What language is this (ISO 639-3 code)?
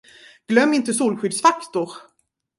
swe